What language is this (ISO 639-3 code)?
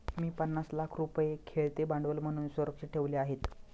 mar